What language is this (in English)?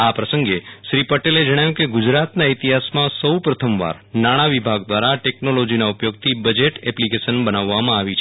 Gujarati